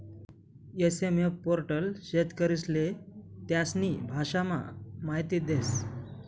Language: Marathi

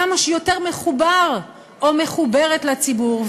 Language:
Hebrew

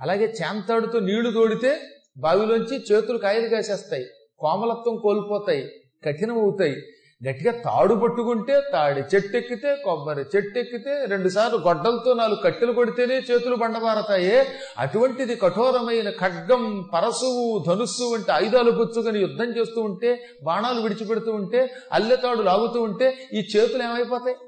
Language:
Telugu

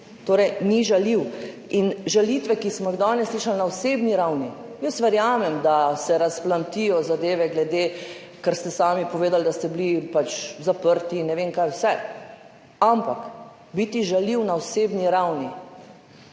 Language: Slovenian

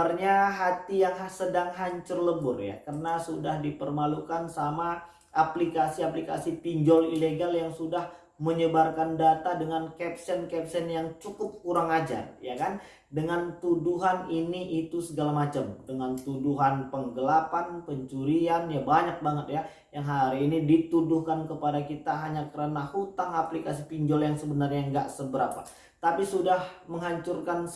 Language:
Indonesian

